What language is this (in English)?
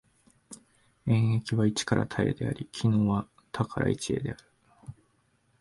Japanese